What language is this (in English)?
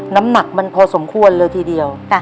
Thai